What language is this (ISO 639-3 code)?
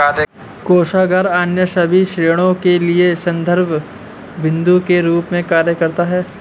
hin